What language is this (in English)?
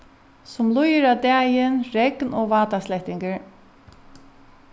Faroese